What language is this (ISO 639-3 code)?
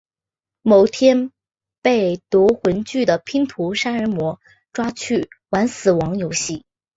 zho